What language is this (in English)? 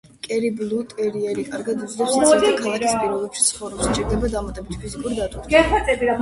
Georgian